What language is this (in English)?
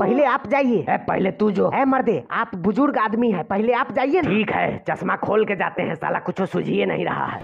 Hindi